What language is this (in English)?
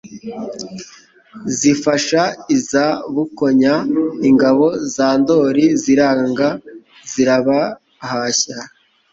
Kinyarwanda